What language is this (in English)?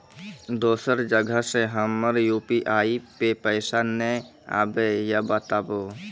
Maithili